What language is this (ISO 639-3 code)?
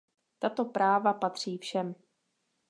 ces